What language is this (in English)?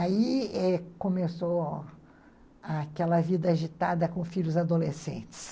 Portuguese